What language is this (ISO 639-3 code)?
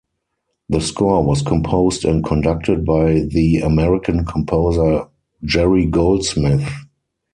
eng